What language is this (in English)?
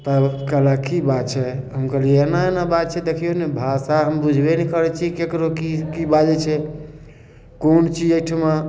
Maithili